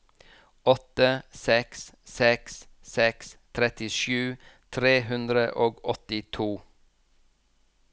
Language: Norwegian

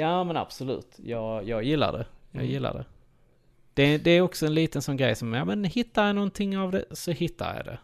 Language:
Swedish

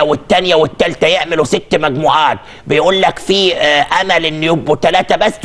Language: Arabic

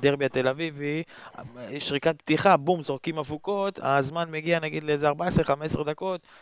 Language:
Hebrew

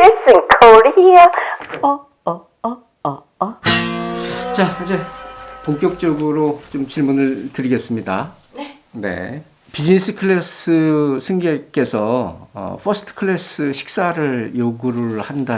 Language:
Korean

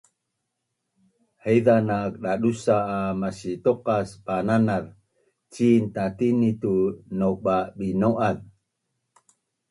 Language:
Bunun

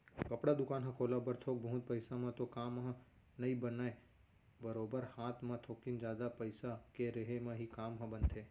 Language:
Chhattisgarhi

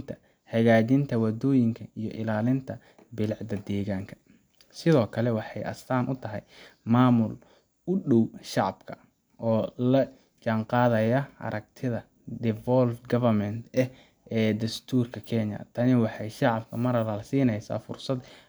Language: Somali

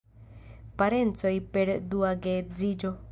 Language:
Esperanto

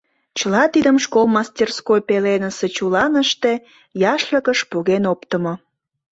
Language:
Mari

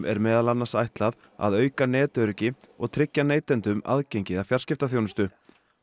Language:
Icelandic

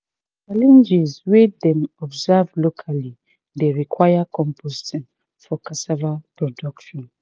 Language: Nigerian Pidgin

